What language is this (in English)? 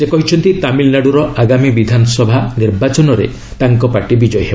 Odia